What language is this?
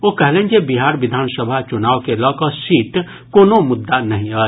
Maithili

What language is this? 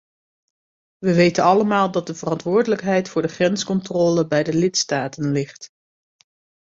Dutch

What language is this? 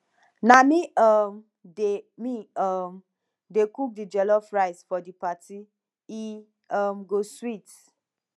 Nigerian Pidgin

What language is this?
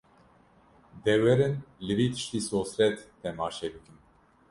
Kurdish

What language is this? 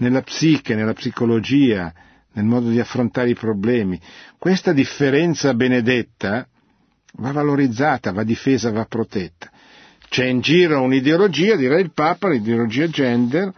Italian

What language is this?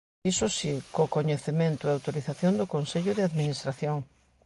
Galician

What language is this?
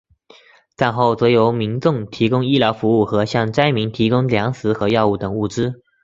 Chinese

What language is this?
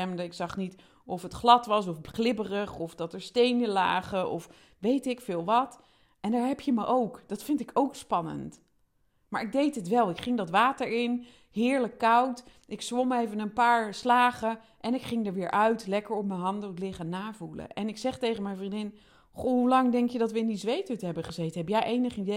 Dutch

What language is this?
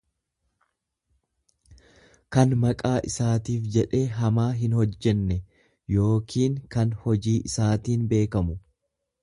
Oromo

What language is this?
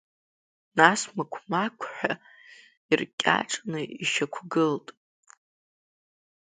Abkhazian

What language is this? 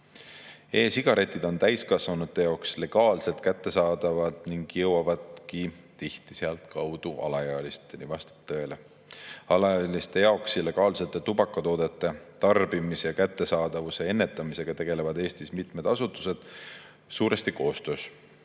Estonian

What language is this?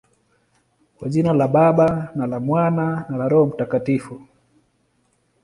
Swahili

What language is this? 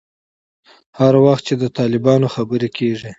Pashto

